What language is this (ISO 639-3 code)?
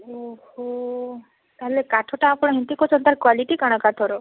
ori